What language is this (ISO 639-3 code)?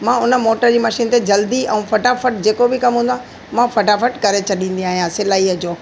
snd